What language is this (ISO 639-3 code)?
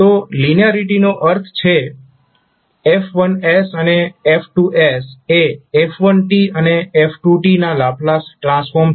guj